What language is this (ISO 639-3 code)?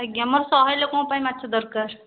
ori